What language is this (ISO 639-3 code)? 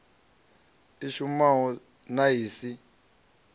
ven